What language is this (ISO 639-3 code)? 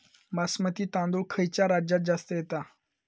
mar